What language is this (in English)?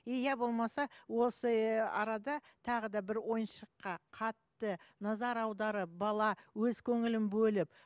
Kazakh